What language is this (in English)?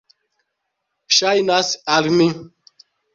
Esperanto